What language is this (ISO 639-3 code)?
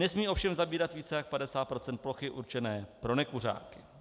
ces